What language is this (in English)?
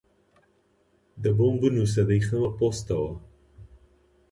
Central Kurdish